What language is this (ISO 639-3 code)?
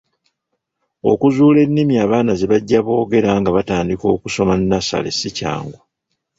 lug